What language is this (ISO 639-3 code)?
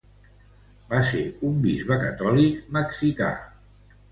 cat